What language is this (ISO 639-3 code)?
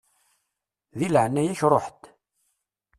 kab